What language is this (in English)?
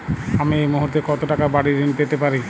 Bangla